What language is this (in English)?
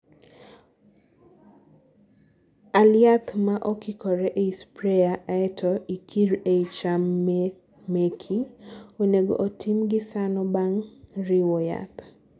Luo (Kenya and Tanzania)